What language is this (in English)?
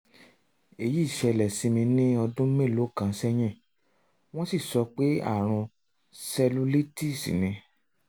Yoruba